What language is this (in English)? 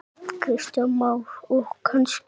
Icelandic